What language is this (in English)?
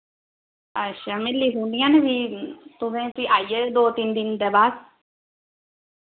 Dogri